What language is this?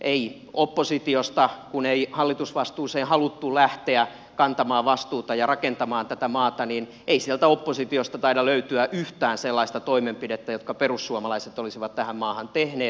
Finnish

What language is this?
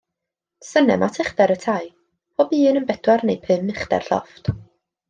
Welsh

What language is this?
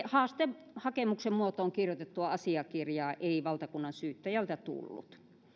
Finnish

